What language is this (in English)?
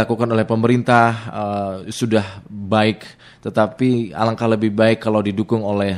Indonesian